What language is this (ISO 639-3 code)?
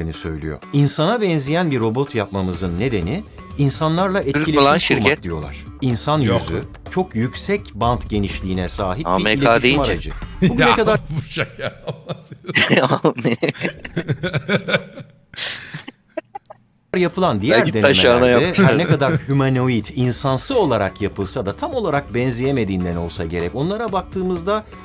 tur